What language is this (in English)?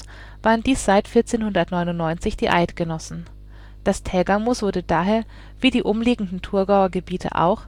German